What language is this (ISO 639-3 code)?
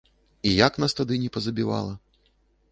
bel